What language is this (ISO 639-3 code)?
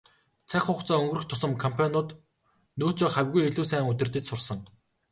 mon